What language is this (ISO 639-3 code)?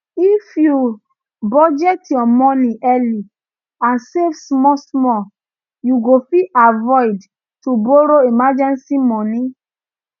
pcm